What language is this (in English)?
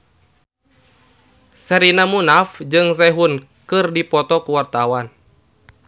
Sundanese